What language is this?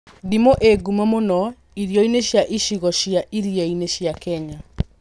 Kikuyu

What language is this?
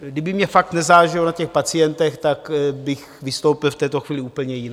Czech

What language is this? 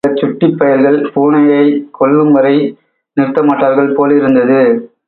Tamil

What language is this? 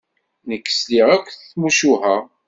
Kabyle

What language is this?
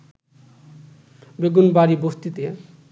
Bangla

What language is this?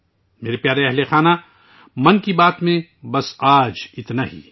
Urdu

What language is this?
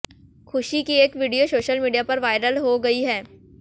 Hindi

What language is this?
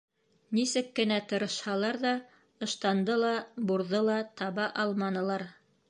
Bashkir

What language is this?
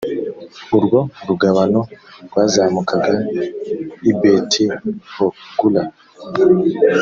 Kinyarwanda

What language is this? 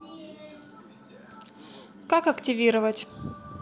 Russian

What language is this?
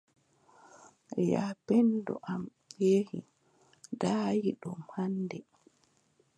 Adamawa Fulfulde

